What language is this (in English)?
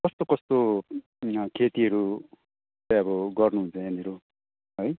Nepali